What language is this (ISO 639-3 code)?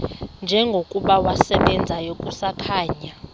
xho